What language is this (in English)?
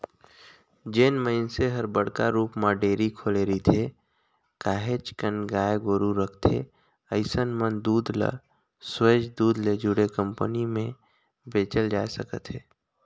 Chhattisgarhi